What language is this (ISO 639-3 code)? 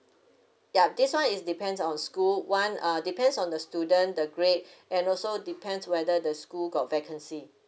eng